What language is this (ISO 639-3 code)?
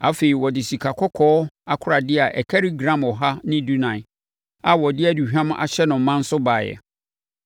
aka